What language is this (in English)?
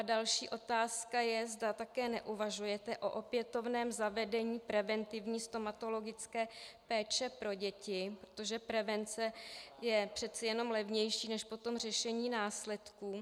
Czech